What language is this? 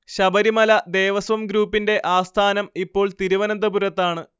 Malayalam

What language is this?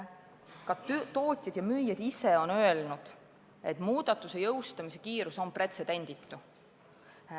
Estonian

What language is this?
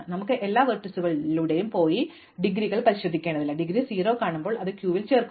Malayalam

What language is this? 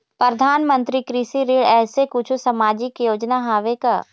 Chhattisgarhi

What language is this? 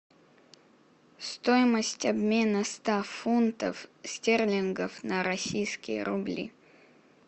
Russian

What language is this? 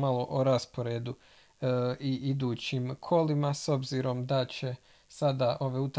Croatian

